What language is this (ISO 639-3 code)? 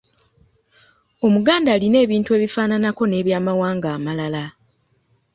lug